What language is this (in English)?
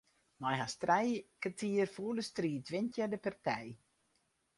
Western Frisian